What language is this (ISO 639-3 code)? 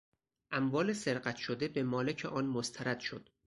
fas